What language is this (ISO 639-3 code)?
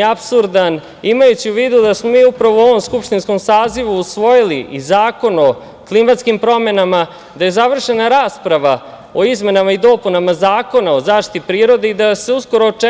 srp